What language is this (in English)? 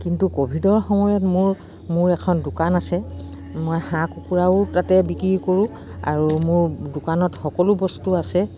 Assamese